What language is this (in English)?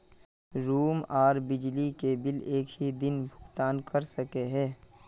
Magahi